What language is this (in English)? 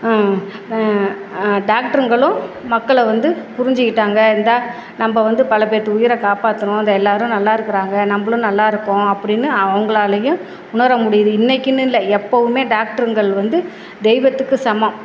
Tamil